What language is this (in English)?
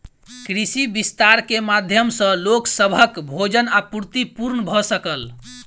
Maithili